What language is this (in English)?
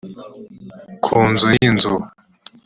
Kinyarwanda